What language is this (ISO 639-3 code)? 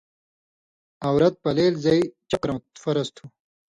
mvy